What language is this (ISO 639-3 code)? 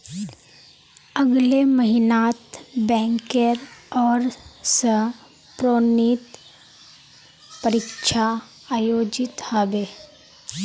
mag